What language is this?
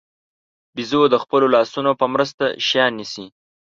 Pashto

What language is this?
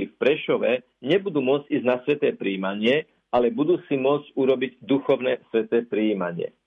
Slovak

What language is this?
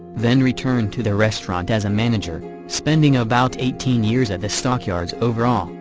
English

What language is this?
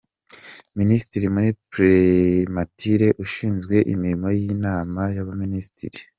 Kinyarwanda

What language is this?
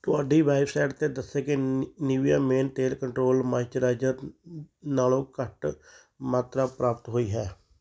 Punjabi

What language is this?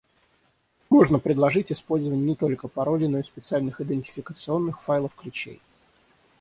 Russian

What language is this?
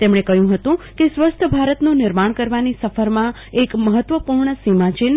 Gujarati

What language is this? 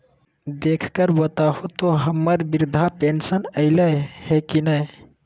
Magahi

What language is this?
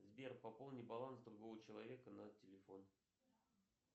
Russian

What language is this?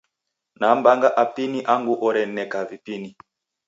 Taita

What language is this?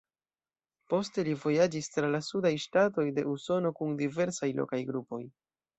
Esperanto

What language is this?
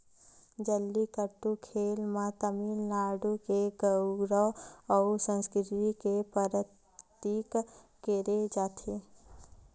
Chhattisgarhi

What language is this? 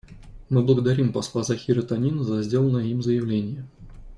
Russian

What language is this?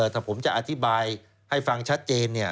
Thai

